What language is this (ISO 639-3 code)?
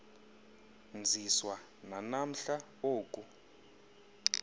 xho